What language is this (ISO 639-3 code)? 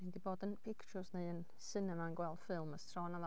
cym